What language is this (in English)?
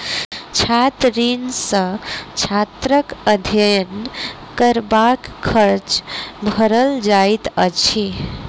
Maithili